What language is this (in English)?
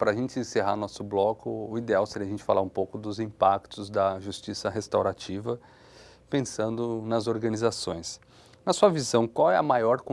Portuguese